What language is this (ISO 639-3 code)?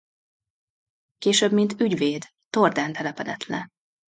hun